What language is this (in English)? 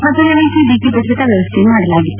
Kannada